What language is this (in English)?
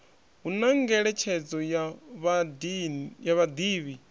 Venda